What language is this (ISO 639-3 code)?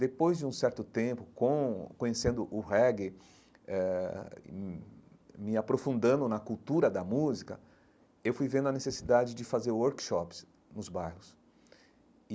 por